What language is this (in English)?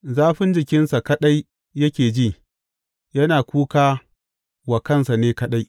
Hausa